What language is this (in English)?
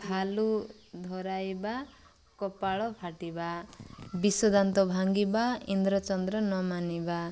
Odia